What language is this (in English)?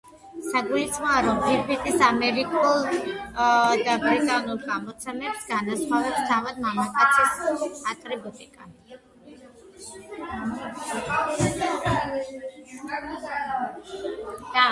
Georgian